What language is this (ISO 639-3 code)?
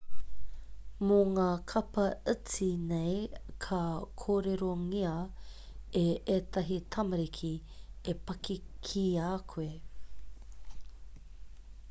mri